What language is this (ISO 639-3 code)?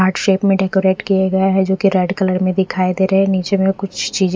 hin